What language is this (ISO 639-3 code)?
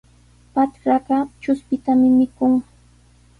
qws